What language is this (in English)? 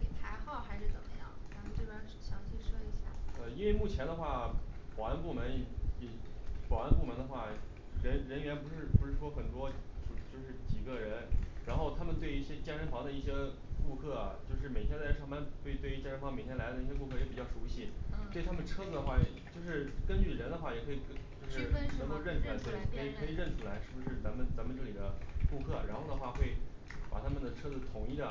Chinese